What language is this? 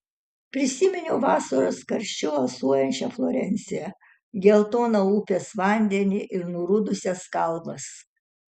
Lithuanian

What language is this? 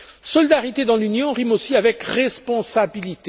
French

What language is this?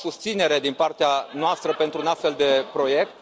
Romanian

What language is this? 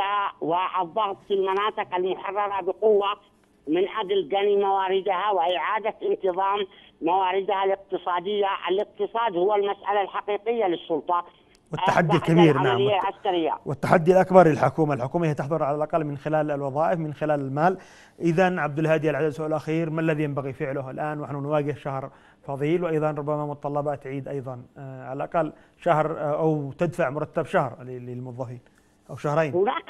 Arabic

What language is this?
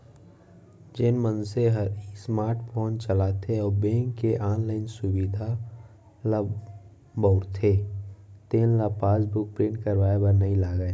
Chhattisgarhi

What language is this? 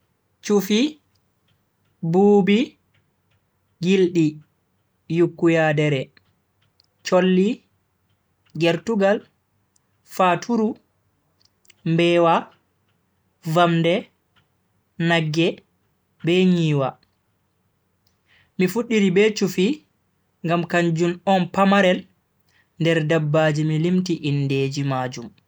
Bagirmi Fulfulde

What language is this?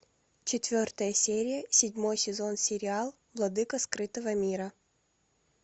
Russian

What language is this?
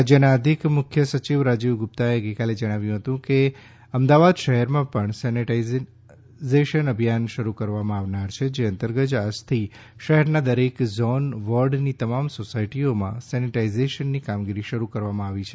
Gujarati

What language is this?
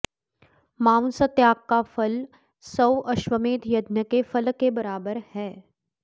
Sanskrit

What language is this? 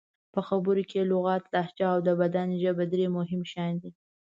Pashto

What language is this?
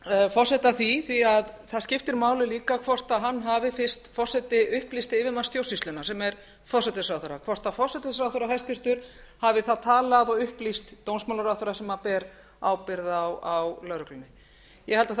Icelandic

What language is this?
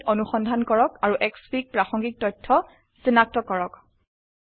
Assamese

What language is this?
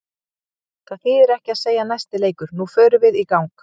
Icelandic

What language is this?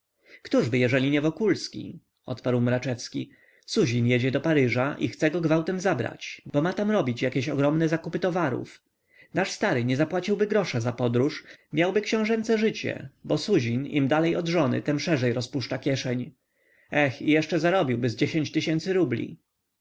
Polish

